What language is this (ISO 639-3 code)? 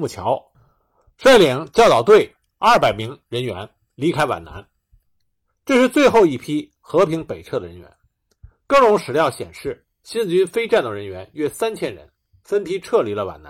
zho